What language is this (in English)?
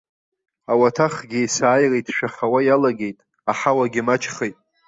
Abkhazian